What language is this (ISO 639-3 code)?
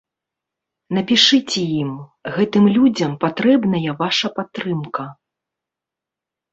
bel